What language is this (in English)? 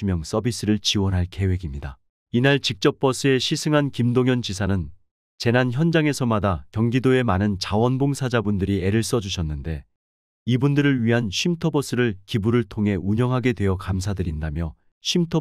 Korean